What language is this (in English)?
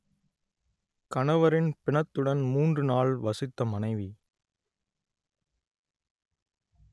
Tamil